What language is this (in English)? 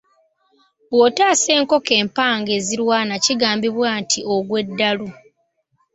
Ganda